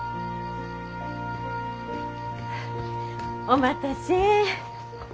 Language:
Japanese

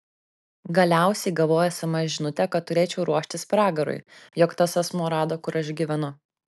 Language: Lithuanian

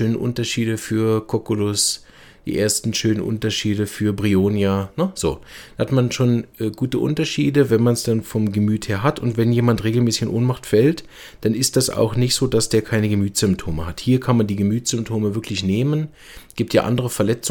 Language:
German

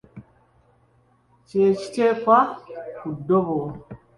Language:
Ganda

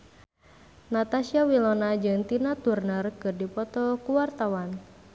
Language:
Sundanese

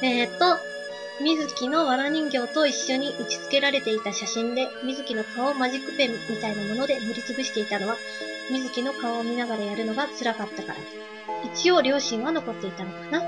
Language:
Japanese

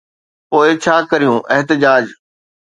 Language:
Sindhi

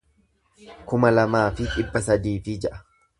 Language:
Oromo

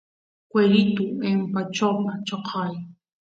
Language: Santiago del Estero Quichua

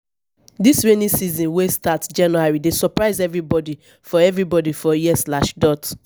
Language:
Nigerian Pidgin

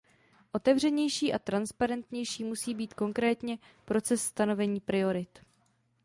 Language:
Czech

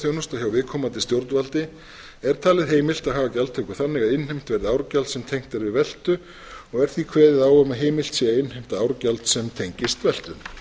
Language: Icelandic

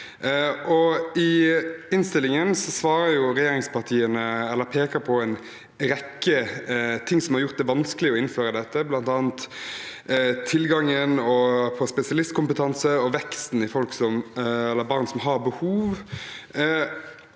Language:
Norwegian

